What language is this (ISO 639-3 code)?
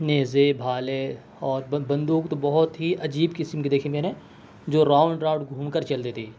urd